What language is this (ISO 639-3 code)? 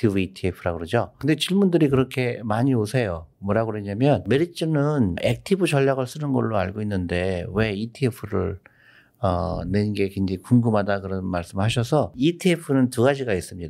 kor